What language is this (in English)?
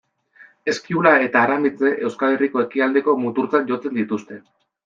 Basque